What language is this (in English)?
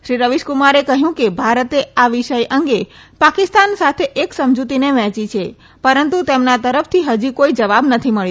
Gujarati